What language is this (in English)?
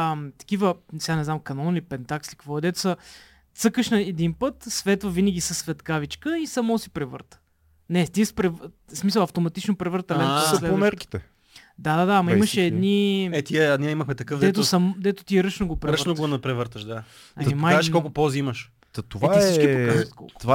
Bulgarian